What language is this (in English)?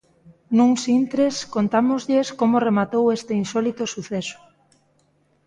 Galician